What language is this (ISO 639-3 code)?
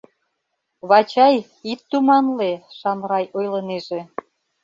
chm